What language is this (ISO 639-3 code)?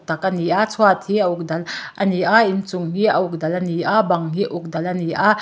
lus